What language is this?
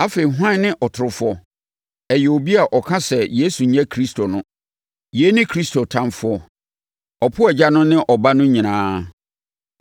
Akan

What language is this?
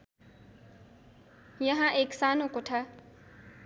Nepali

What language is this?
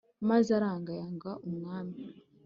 Kinyarwanda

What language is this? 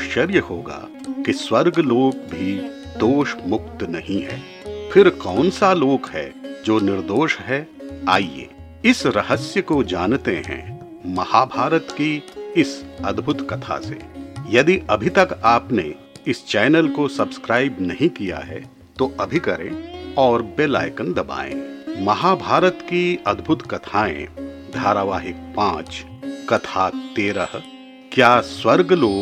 Hindi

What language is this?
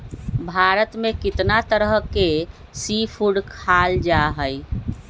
Magahi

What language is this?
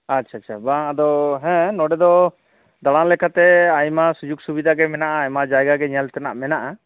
Santali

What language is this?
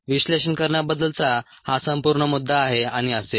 Marathi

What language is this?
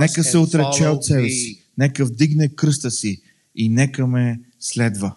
Bulgarian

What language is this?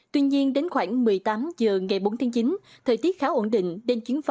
Vietnamese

